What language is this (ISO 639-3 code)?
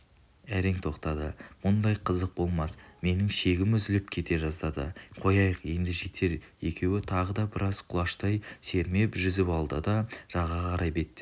kaz